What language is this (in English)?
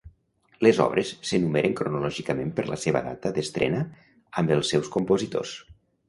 Catalan